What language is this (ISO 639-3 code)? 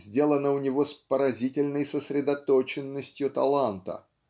rus